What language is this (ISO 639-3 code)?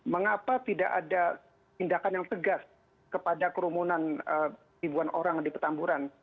ind